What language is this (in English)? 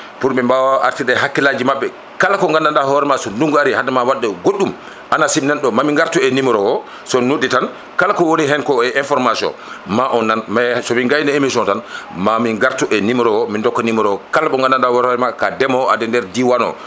Fula